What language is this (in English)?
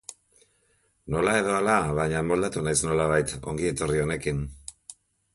Basque